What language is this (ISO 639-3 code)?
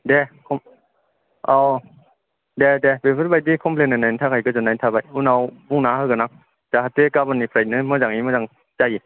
brx